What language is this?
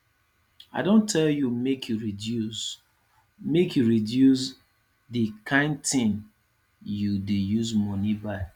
Nigerian Pidgin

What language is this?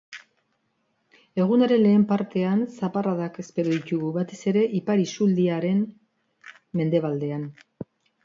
Basque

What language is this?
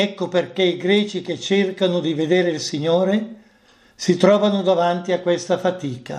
Italian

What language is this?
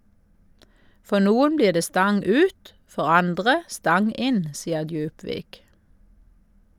Norwegian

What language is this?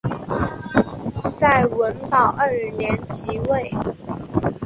Chinese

